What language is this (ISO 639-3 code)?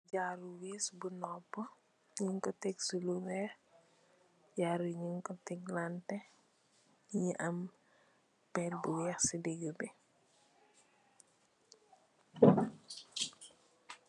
wol